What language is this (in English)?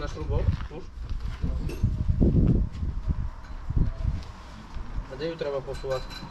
Slovak